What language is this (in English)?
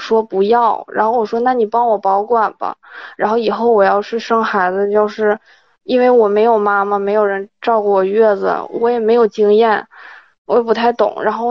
Chinese